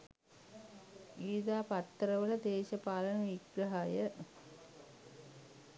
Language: Sinhala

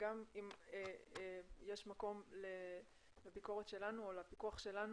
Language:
Hebrew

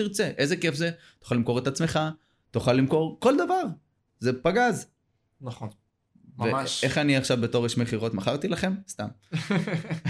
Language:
Hebrew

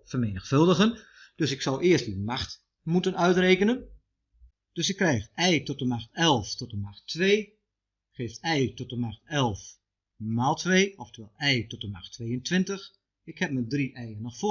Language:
Dutch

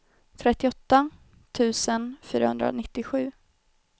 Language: Swedish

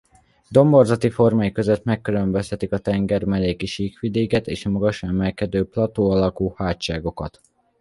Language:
Hungarian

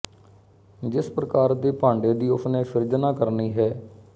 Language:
Punjabi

